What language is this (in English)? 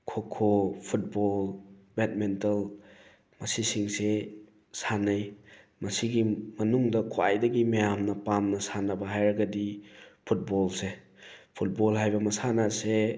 Manipuri